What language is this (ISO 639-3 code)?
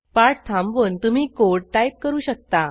mar